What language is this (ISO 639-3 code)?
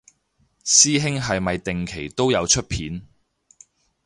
yue